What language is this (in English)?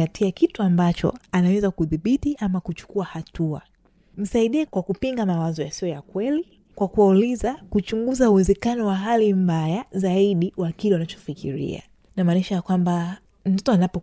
Swahili